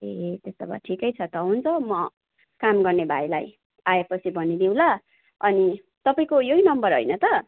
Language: Nepali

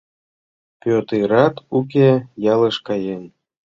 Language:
Mari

